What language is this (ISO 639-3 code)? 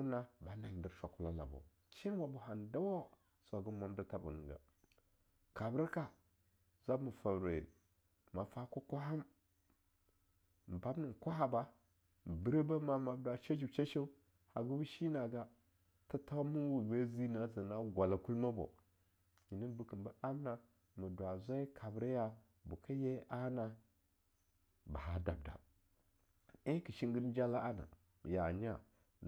lnu